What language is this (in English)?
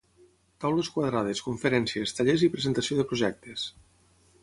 Catalan